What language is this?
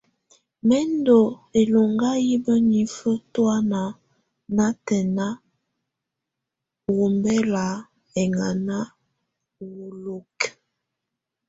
Tunen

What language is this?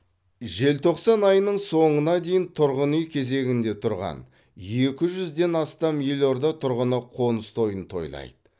Kazakh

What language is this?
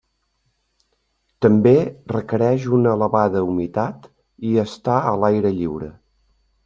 Catalan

